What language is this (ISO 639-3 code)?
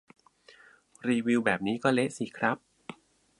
tha